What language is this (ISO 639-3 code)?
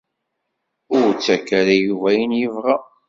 kab